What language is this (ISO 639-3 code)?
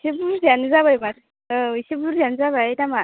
brx